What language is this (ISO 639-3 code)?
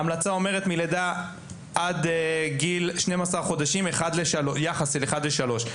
heb